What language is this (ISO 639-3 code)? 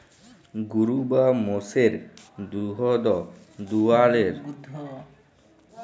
ben